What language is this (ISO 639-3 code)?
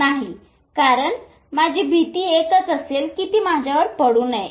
mar